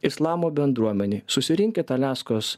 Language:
Lithuanian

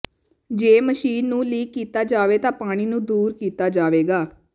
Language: Punjabi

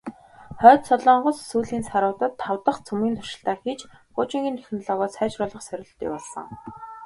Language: Mongolian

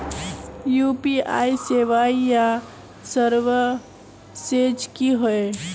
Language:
Magahi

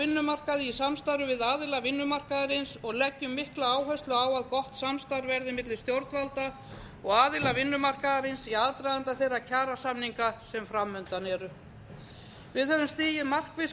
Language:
Icelandic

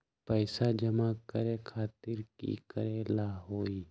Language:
Magahi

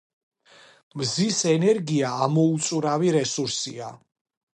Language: Georgian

